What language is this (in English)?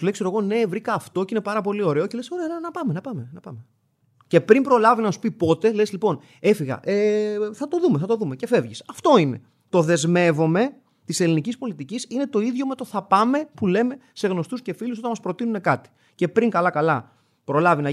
Greek